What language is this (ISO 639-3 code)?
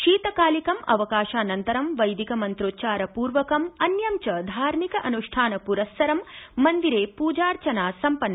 san